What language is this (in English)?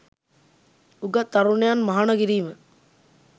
Sinhala